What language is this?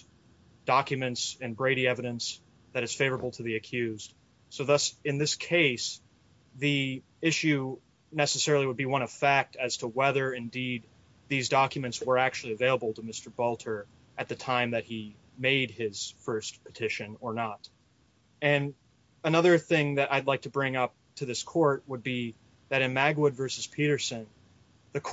English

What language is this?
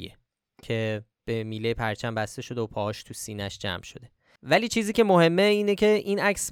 Persian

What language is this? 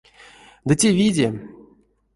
Erzya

